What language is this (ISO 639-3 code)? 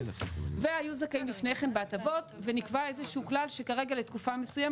heb